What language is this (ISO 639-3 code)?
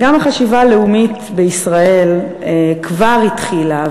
heb